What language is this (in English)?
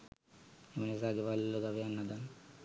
Sinhala